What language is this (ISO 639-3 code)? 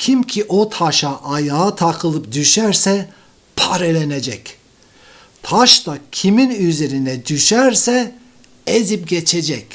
tur